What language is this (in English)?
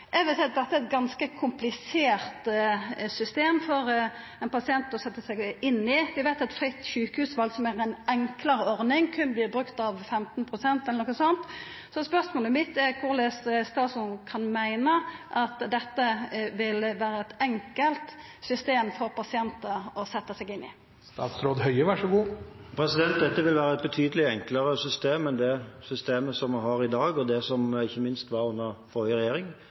Norwegian